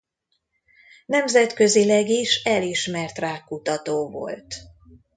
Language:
Hungarian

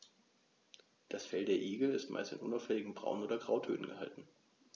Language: German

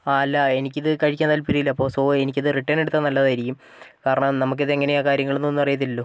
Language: Malayalam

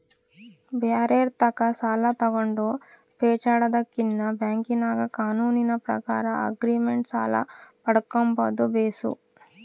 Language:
Kannada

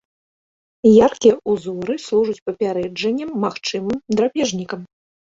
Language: Belarusian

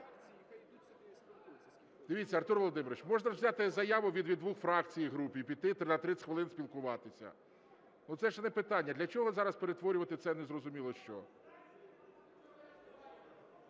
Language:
Ukrainian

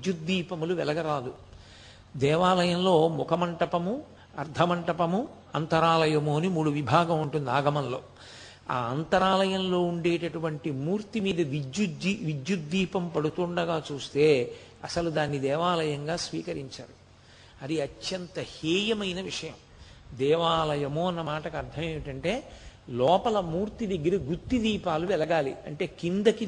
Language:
Telugu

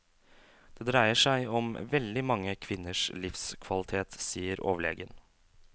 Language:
Norwegian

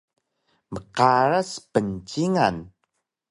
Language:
Taroko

